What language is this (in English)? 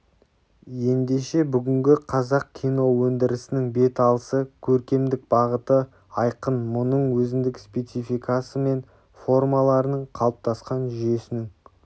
Kazakh